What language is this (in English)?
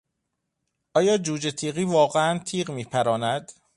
Persian